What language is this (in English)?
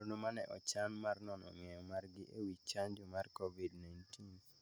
Luo (Kenya and Tanzania)